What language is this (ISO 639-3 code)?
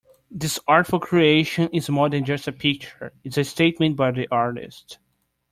eng